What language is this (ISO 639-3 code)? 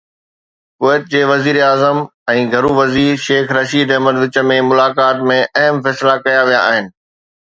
snd